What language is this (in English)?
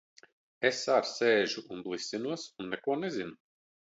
Latvian